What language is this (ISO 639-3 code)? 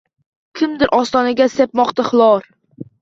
uzb